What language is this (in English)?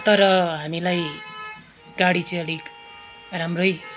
Nepali